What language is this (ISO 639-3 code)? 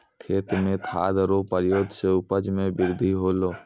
mai